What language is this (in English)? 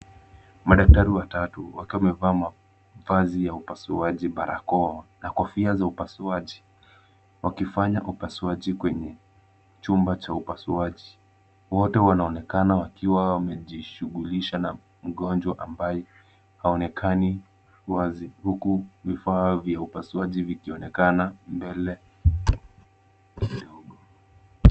Swahili